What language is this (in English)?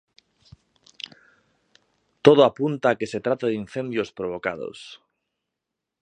Galician